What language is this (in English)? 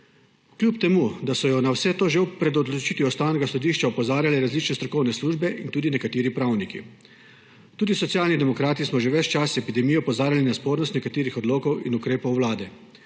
Slovenian